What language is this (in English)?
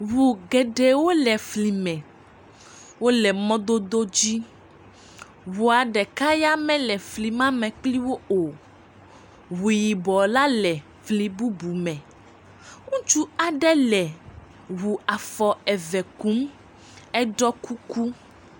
Ewe